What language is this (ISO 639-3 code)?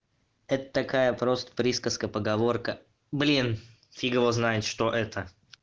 rus